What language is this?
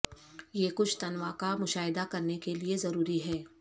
Urdu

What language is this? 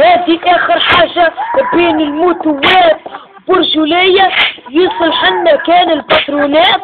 Arabic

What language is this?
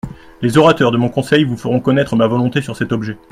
French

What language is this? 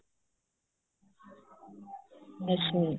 Punjabi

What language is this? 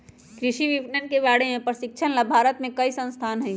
Magahi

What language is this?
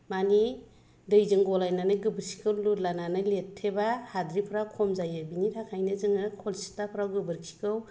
Bodo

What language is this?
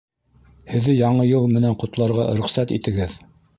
Bashkir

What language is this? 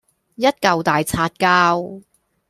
Cantonese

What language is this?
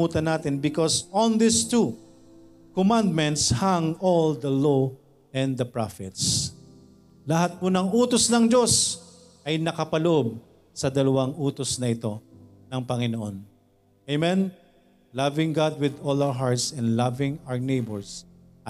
Filipino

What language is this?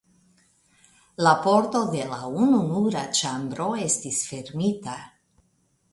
Esperanto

